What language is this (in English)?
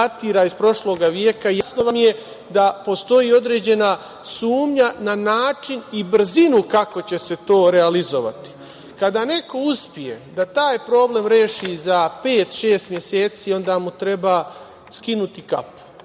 Serbian